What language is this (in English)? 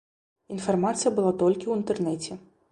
Belarusian